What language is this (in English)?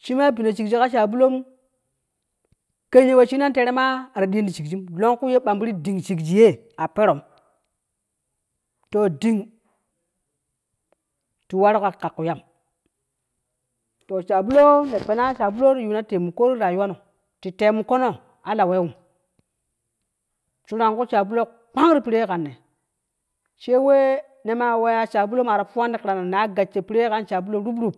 Kushi